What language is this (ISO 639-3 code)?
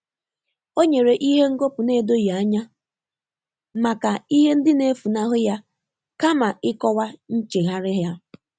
ibo